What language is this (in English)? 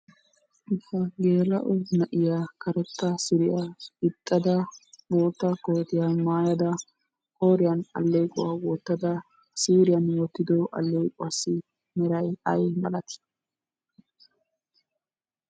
Wolaytta